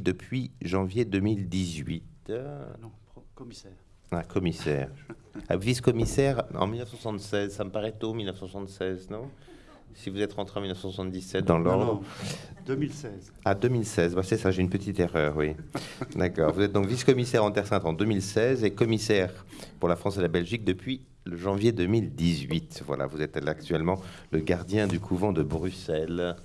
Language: French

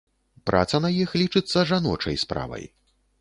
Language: Belarusian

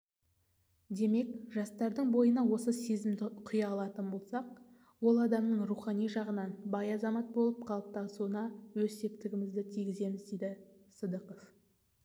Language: Kazakh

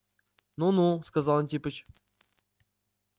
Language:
Russian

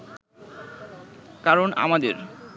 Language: Bangla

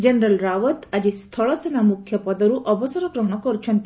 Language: Odia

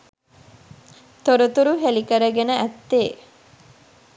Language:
Sinhala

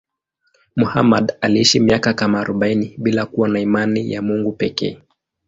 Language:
Swahili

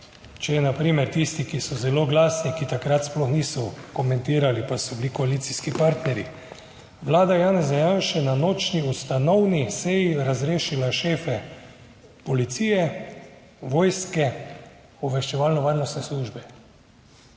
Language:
Slovenian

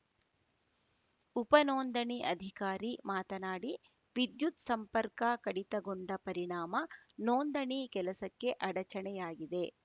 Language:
Kannada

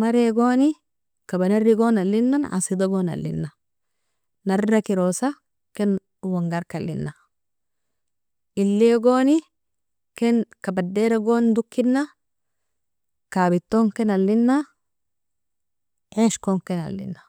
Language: Nobiin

